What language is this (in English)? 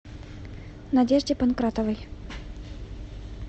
Russian